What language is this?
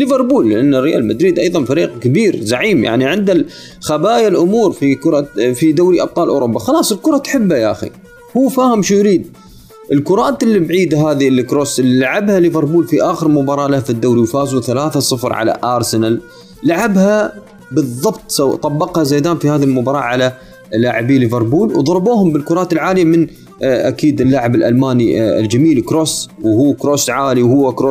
Arabic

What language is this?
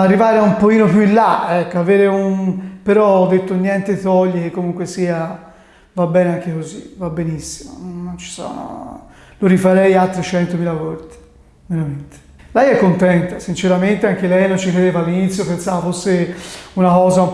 Italian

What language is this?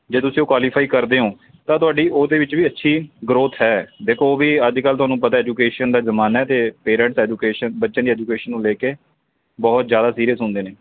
Punjabi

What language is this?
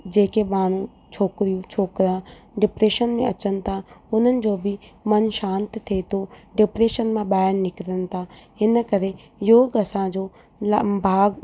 Sindhi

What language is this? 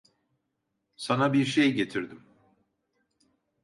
Turkish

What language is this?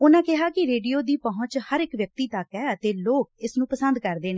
Punjabi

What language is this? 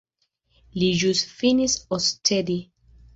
Esperanto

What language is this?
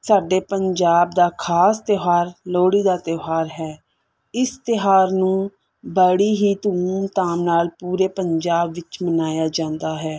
Punjabi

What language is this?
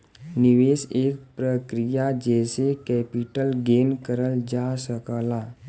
Bhojpuri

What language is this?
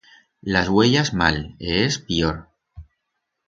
Aragonese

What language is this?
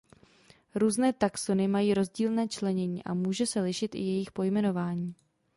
Czech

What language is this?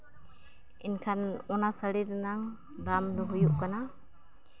Santali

